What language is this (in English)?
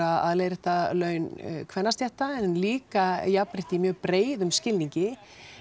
Icelandic